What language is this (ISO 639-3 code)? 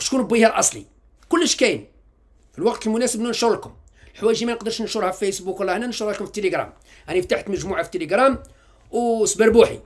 ara